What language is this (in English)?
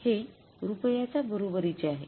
Marathi